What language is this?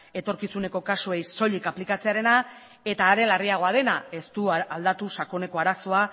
Basque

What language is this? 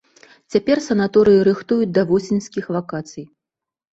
Belarusian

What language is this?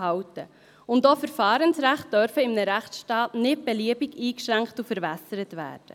Swiss German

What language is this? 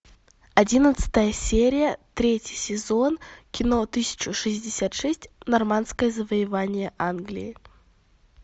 Russian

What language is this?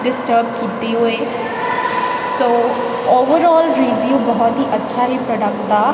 Punjabi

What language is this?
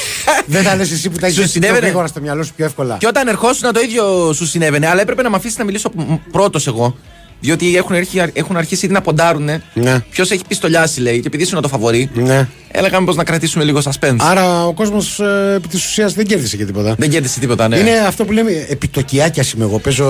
Greek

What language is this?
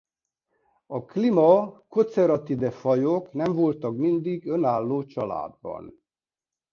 Hungarian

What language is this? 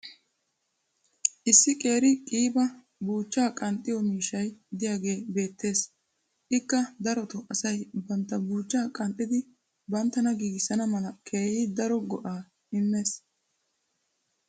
Wolaytta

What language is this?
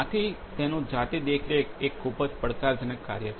Gujarati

